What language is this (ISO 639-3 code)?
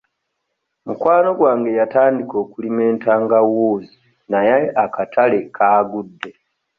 lug